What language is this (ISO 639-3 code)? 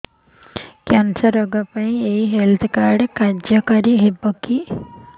ori